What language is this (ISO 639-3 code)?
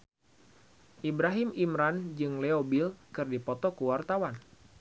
sun